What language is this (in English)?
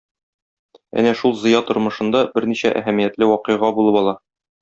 Tatar